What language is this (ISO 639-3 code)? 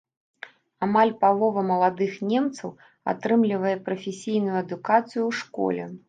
bel